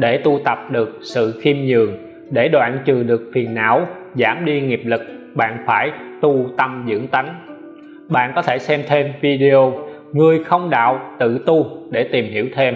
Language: Vietnamese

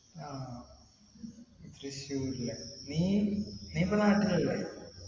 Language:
Malayalam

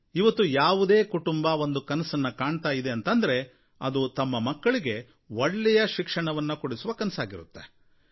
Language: Kannada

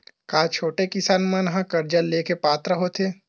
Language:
Chhattisgarhi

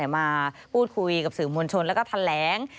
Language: Thai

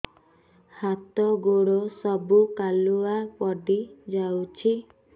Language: Odia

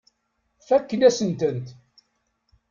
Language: Kabyle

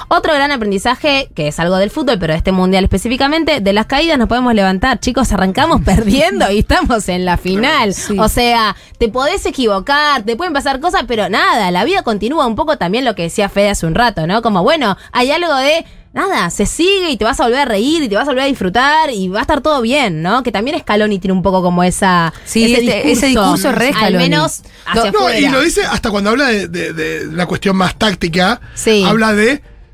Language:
Spanish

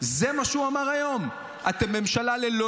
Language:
Hebrew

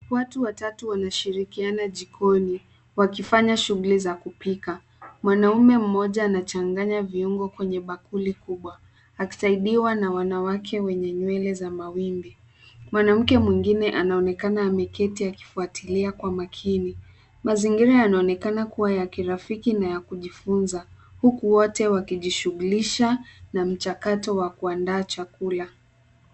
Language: Swahili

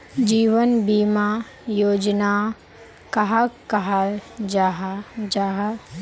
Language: Magahi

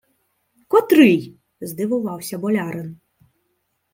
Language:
Ukrainian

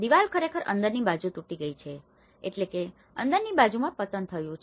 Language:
Gujarati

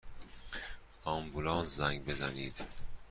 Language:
Persian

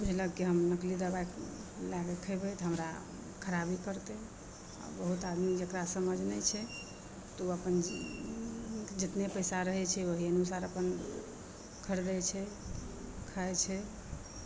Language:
Maithili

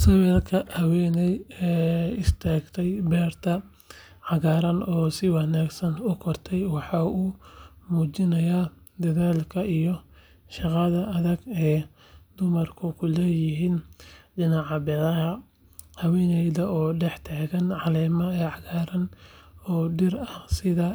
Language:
Somali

